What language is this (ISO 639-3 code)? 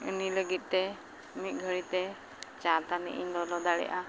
sat